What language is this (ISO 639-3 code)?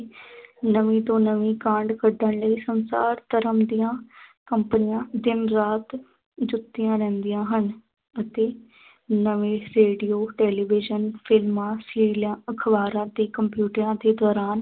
pan